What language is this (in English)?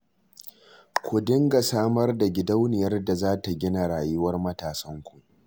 Hausa